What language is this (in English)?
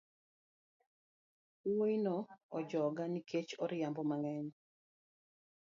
Luo (Kenya and Tanzania)